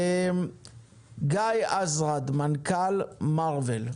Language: Hebrew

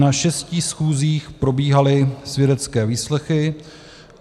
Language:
Czech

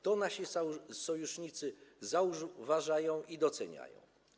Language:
Polish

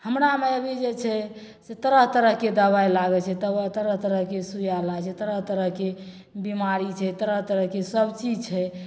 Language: Maithili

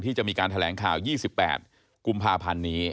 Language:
Thai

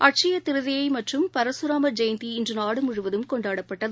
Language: Tamil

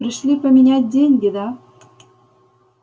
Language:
Russian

